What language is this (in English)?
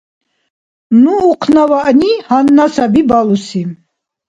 Dargwa